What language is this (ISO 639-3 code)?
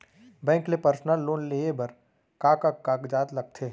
hne